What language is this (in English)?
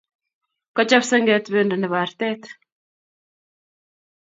Kalenjin